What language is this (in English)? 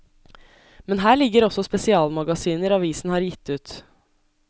Norwegian